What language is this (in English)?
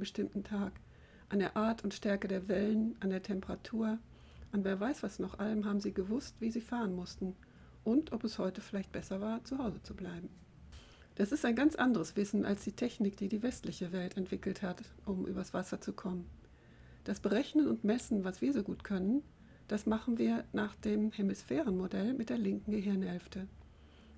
German